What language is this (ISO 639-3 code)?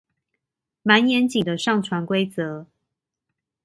zho